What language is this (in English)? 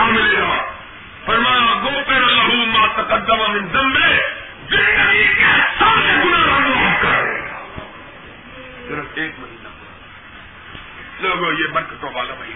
Urdu